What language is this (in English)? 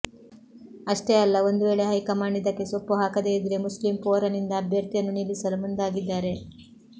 Kannada